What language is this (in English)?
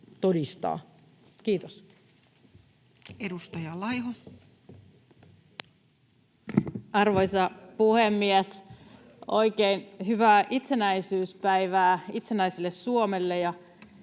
Finnish